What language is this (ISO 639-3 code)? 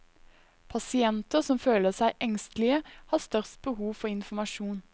nor